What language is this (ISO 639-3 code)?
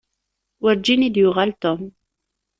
kab